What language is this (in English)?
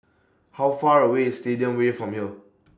English